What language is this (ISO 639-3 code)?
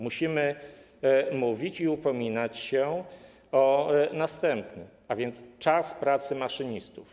pol